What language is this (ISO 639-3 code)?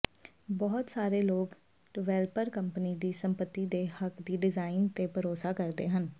pan